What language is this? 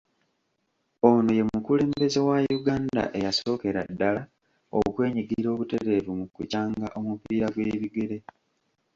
Ganda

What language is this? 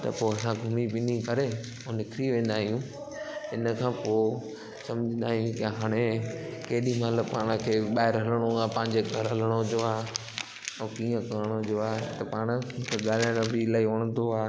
Sindhi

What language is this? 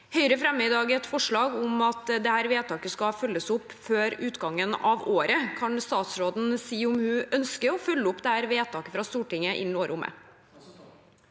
Norwegian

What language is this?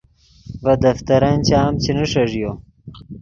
Yidgha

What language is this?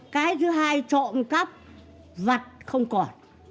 Vietnamese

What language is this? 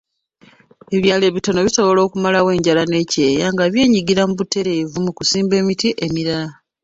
Ganda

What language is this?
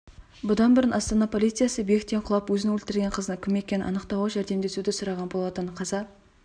Kazakh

